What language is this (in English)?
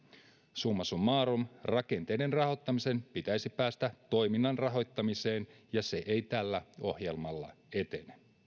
Finnish